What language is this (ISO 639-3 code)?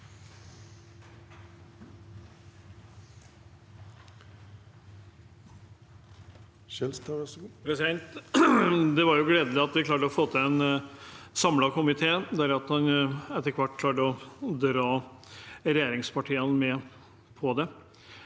nor